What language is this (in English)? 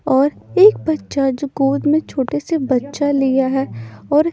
Hindi